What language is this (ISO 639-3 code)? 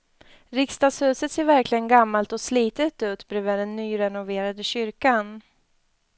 swe